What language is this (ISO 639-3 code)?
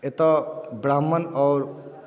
mai